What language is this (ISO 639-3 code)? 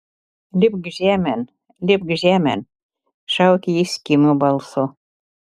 lit